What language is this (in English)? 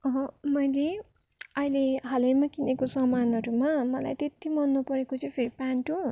Nepali